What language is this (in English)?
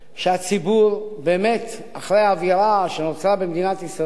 Hebrew